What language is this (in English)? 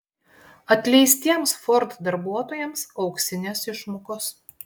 Lithuanian